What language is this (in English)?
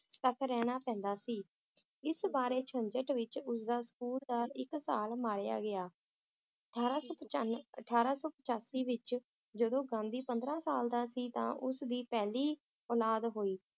Punjabi